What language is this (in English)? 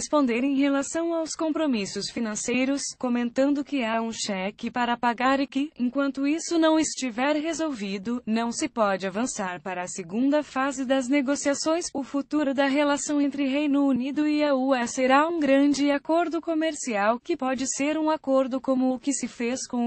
Portuguese